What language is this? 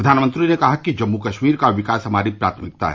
Hindi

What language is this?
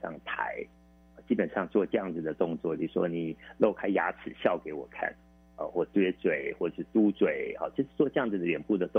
Chinese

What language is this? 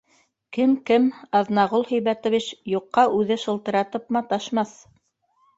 Bashkir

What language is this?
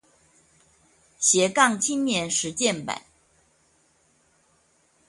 Chinese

